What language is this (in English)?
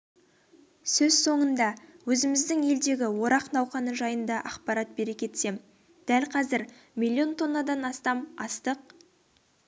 Kazakh